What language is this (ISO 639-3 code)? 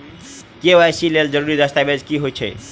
mai